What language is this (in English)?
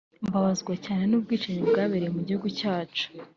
Kinyarwanda